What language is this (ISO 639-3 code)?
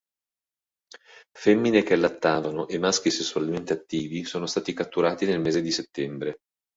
ita